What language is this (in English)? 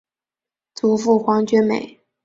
Chinese